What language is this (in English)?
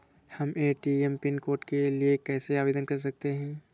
Hindi